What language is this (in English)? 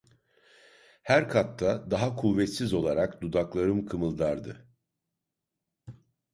Turkish